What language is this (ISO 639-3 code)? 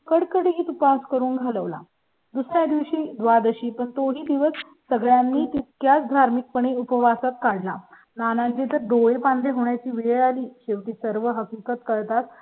mar